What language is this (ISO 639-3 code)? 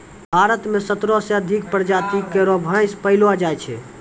mai